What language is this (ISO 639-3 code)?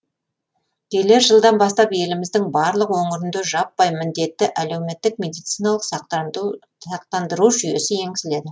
kaz